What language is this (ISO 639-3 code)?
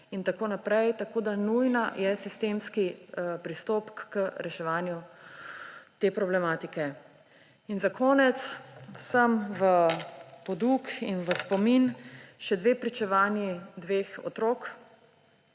slv